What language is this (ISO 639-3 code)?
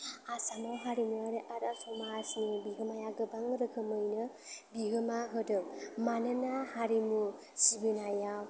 brx